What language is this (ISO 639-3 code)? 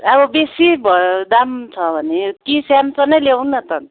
nep